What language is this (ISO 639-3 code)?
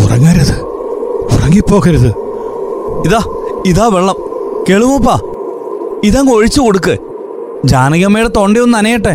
mal